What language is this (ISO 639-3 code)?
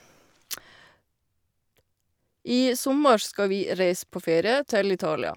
nor